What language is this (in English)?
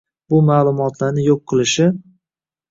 Uzbek